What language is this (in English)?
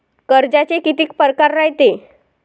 Marathi